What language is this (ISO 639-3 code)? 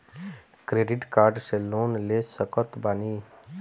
bho